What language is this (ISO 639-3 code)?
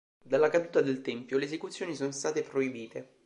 ita